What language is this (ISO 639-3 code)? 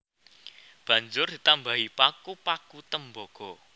jav